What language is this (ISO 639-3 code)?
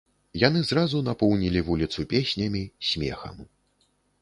bel